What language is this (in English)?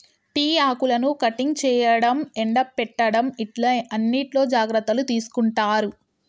Telugu